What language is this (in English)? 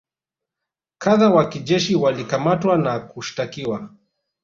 Swahili